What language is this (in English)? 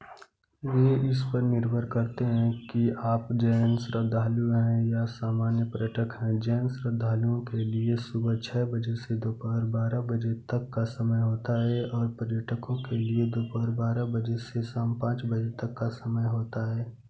Hindi